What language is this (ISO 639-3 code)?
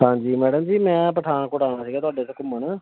pan